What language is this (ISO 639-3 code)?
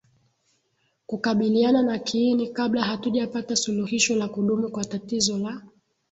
swa